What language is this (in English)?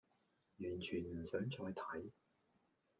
Cantonese